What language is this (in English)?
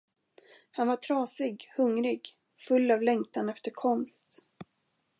Swedish